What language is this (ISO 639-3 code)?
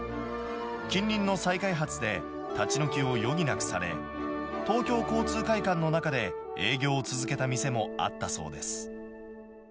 jpn